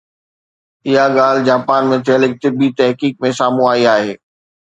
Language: Sindhi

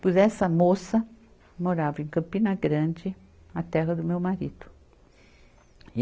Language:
Portuguese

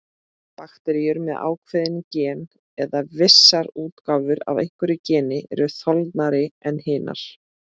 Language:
Icelandic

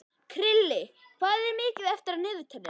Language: Icelandic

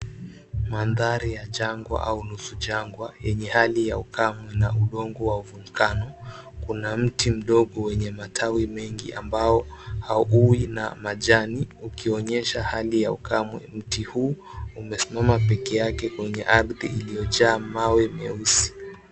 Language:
Swahili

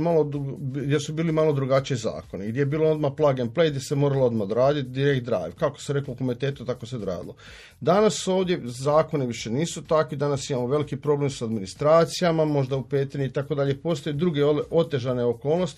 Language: Croatian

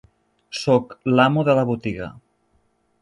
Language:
Catalan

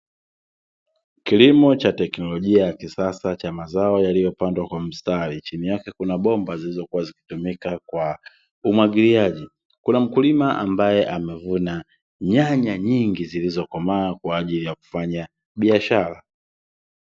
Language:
Swahili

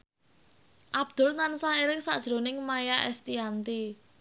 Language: Javanese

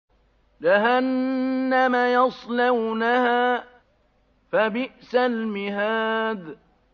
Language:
Arabic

